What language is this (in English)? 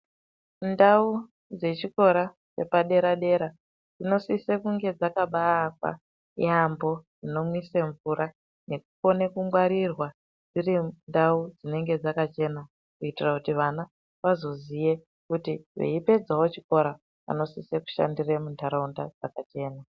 Ndau